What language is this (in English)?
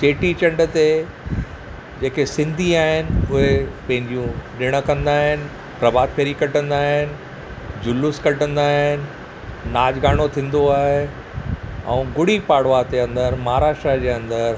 Sindhi